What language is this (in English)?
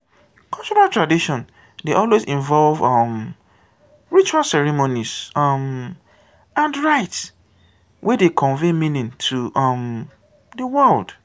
Nigerian Pidgin